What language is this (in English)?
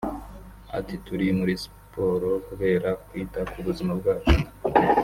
Kinyarwanda